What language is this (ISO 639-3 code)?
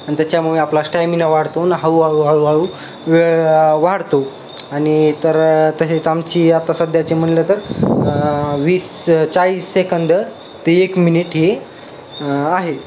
mar